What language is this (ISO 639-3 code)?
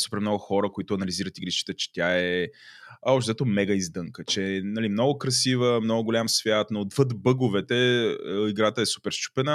bul